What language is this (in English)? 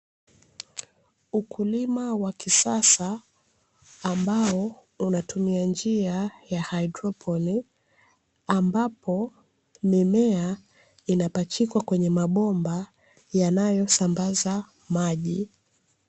Swahili